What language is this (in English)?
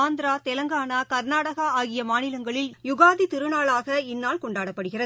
Tamil